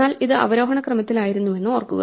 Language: Malayalam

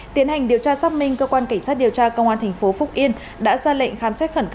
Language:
Vietnamese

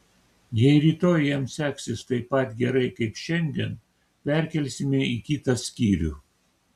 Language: Lithuanian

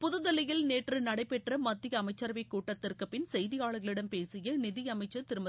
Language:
Tamil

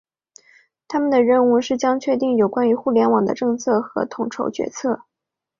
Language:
Chinese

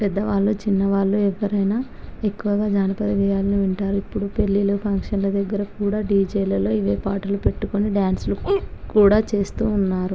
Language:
Telugu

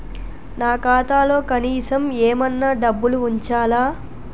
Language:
Telugu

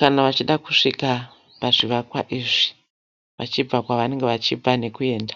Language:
Shona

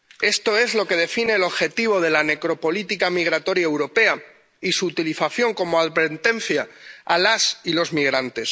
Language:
Spanish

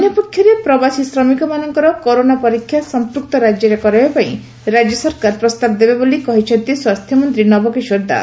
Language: Odia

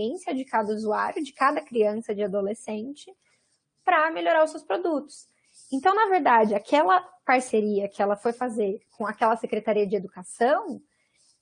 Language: Portuguese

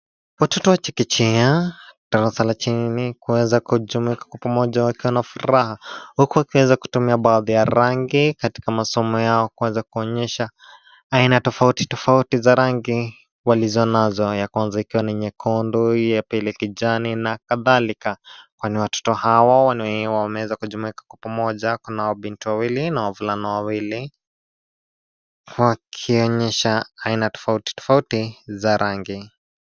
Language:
Swahili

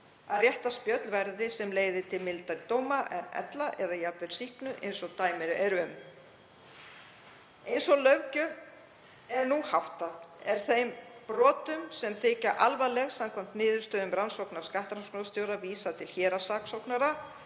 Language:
Icelandic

